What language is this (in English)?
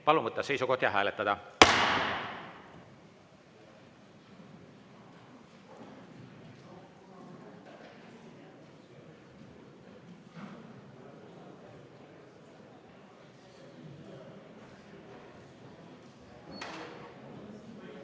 Estonian